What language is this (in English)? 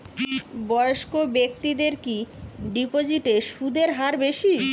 Bangla